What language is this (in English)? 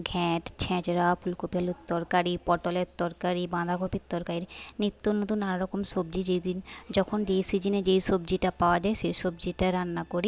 Bangla